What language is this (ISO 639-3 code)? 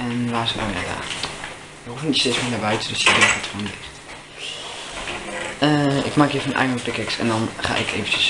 nld